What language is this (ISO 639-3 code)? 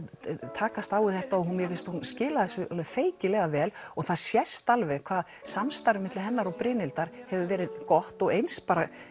isl